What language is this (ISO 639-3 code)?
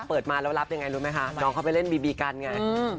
tha